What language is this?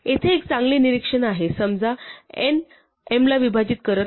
Marathi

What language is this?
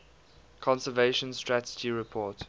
English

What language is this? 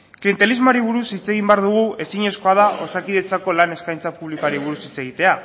Basque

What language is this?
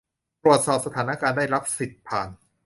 Thai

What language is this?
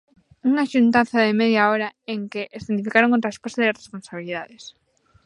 Galician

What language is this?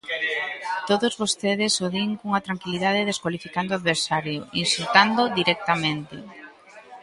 Galician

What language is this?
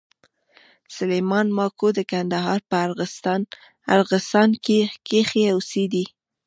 Pashto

